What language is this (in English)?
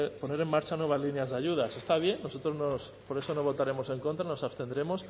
Spanish